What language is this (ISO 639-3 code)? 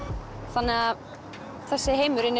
isl